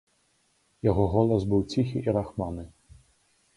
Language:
Belarusian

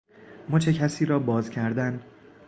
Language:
Persian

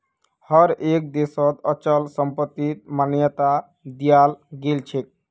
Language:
Magahi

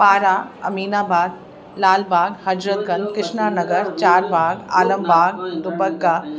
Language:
Sindhi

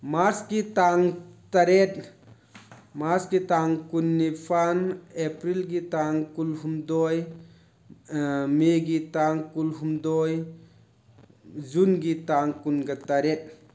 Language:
Manipuri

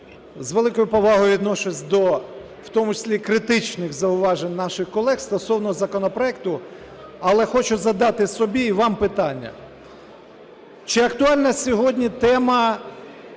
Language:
Ukrainian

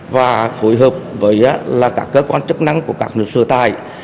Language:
Vietnamese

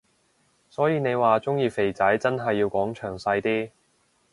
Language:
Cantonese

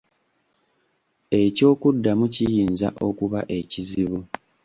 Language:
Ganda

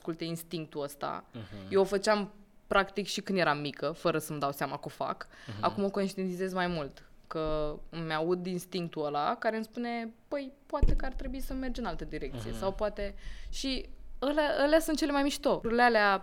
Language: Romanian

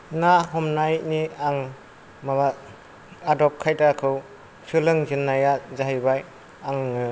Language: Bodo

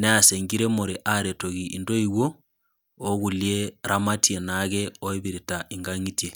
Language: Masai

